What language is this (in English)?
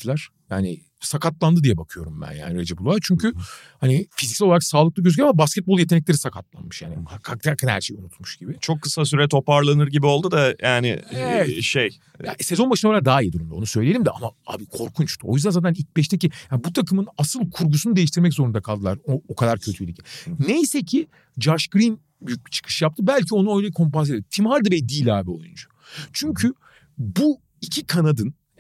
Turkish